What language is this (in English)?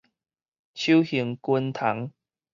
Min Nan Chinese